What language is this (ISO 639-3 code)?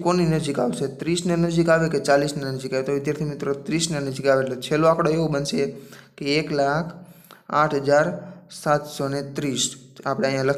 hin